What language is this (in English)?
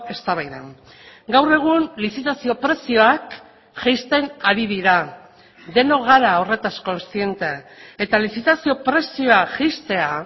Basque